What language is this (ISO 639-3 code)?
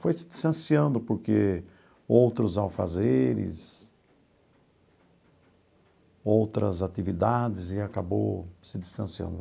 por